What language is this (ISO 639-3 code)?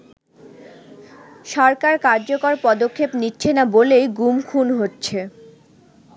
ben